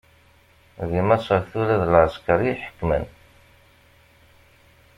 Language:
Kabyle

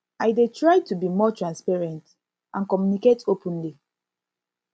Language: Nigerian Pidgin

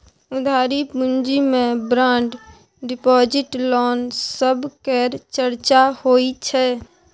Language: Maithili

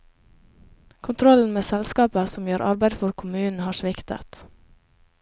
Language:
Norwegian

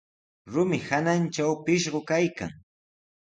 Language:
Sihuas Ancash Quechua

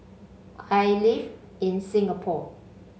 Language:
English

